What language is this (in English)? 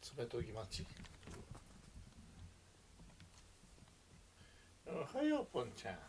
Japanese